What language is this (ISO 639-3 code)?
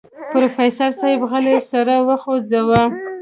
pus